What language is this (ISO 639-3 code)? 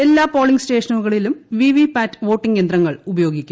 mal